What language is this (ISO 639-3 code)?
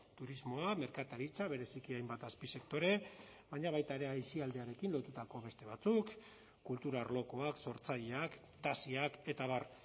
eus